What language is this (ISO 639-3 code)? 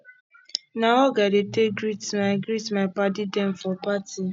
pcm